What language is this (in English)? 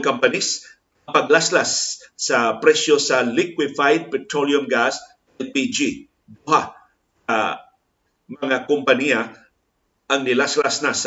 Filipino